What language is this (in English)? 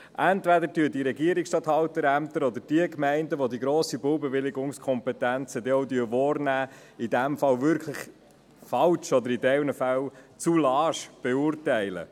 Swiss German